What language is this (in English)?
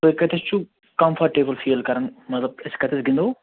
Kashmiri